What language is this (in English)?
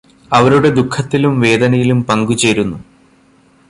Malayalam